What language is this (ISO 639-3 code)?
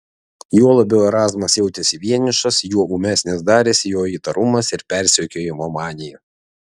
lit